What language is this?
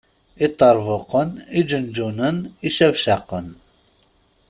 Kabyle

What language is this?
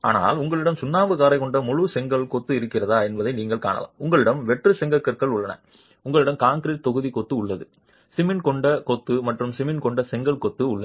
Tamil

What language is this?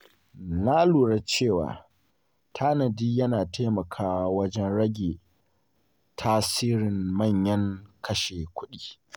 Hausa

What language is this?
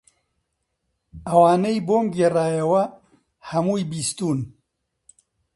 Central Kurdish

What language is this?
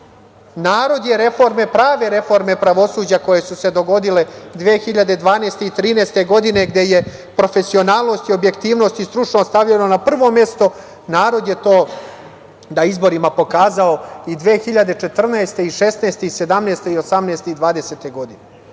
Serbian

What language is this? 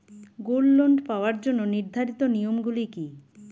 Bangla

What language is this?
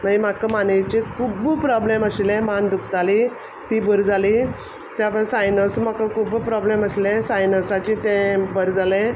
Konkani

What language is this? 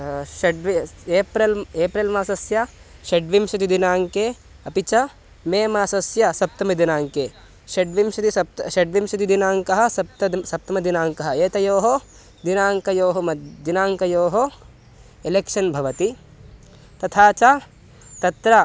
Sanskrit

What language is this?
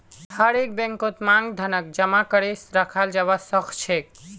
Magahi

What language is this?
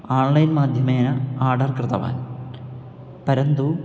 Sanskrit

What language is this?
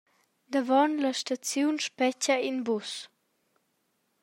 Romansh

